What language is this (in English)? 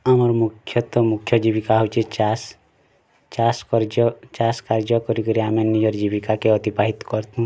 Odia